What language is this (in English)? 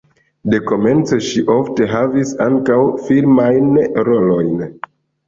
Esperanto